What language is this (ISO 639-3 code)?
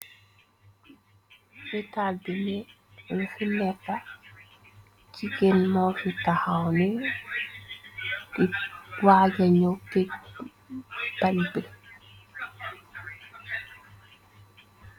wol